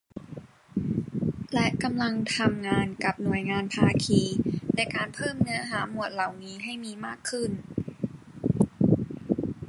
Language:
Thai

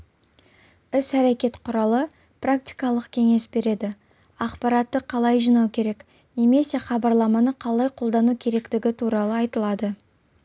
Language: Kazakh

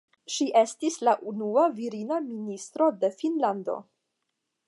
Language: Esperanto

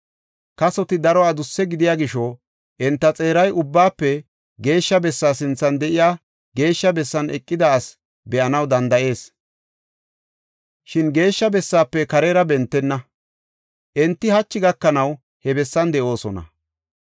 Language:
Gofa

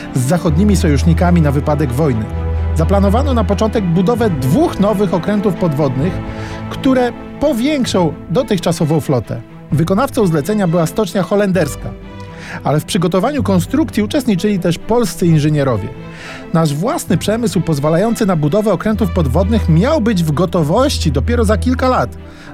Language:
Polish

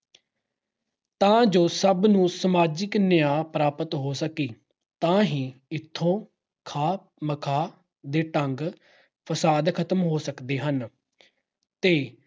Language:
Punjabi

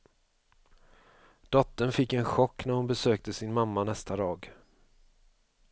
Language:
Swedish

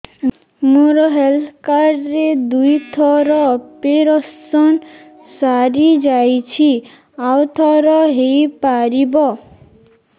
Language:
Odia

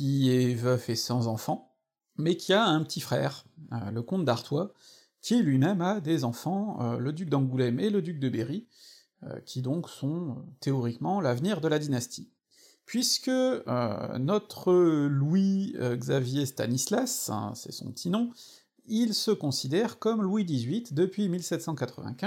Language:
French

